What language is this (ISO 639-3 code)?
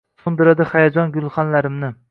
uzb